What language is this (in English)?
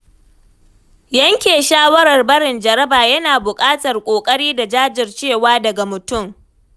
Hausa